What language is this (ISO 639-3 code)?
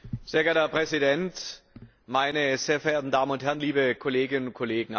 deu